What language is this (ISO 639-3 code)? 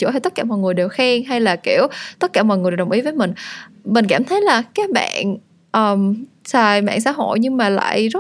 vie